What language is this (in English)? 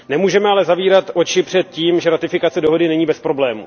Czech